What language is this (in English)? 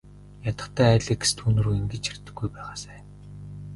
Mongolian